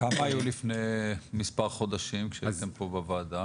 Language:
Hebrew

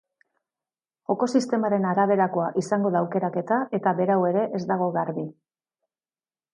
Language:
Basque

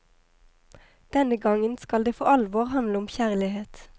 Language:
Norwegian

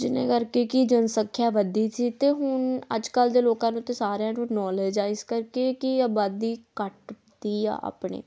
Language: Punjabi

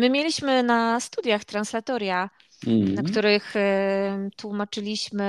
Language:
Polish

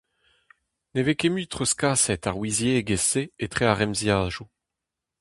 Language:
Breton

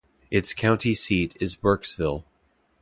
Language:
English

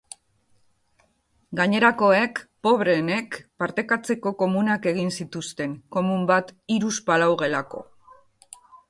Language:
Basque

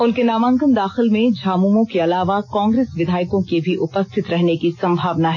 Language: Hindi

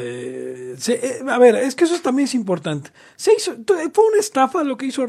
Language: Spanish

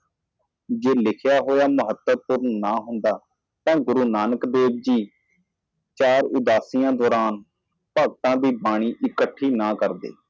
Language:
Punjabi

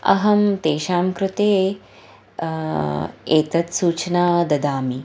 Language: Sanskrit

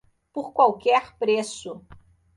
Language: Portuguese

